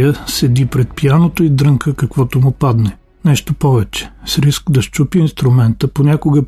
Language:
Bulgarian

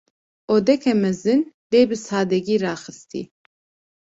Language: Kurdish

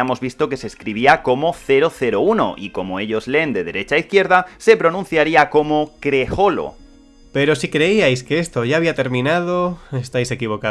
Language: Spanish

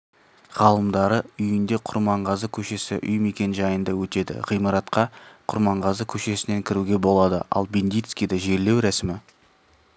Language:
Kazakh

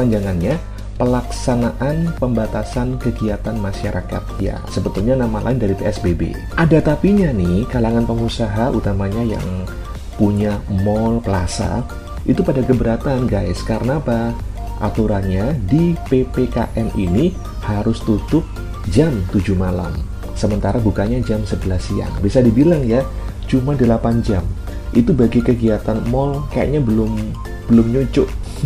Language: Indonesian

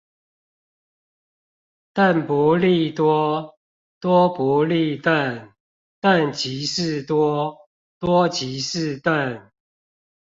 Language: Chinese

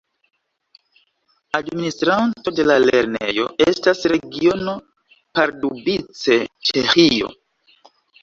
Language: Esperanto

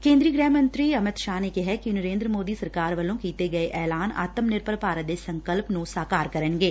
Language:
Punjabi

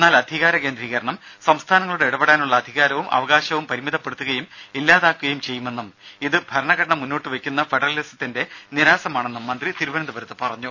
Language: Malayalam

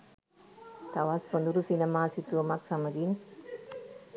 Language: Sinhala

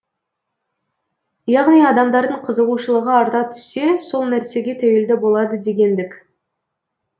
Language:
Kazakh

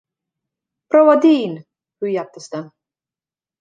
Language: Estonian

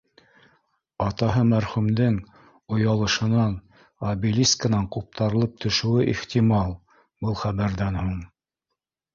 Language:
Bashkir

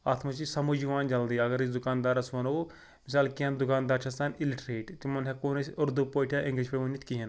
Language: Kashmiri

